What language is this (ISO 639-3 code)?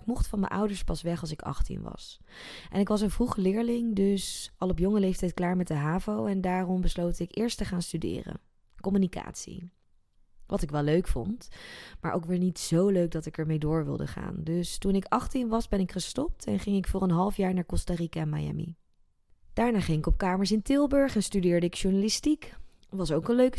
nld